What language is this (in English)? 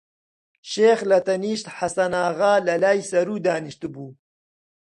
Central Kurdish